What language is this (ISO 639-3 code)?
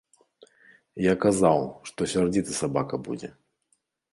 bel